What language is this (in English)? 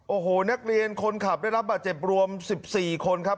Thai